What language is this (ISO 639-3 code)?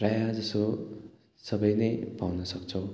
nep